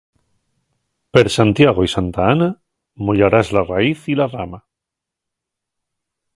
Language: Asturian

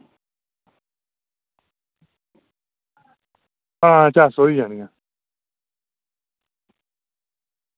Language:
Dogri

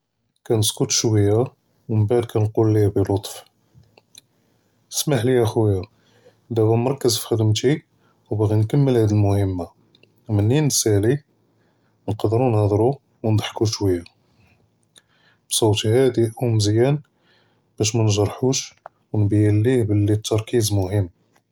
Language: Judeo-Arabic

